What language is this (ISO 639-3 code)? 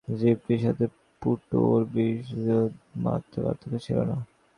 ben